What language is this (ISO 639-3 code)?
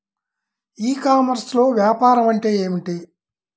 tel